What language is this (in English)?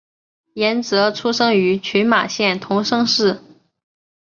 Chinese